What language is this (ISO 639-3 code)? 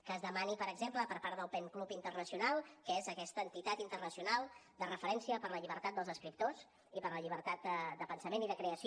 cat